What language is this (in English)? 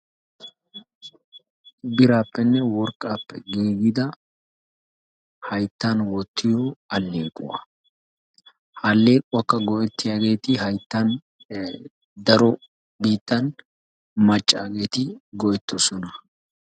Wolaytta